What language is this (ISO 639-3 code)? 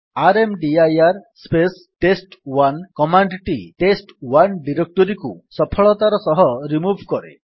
ori